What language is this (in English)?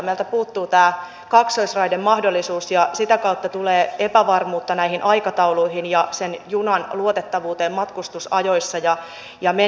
Finnish